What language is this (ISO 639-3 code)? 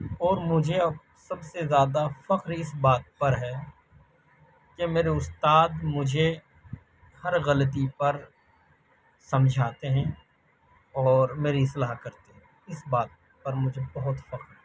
urd